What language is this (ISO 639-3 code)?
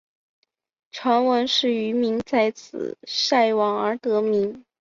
zho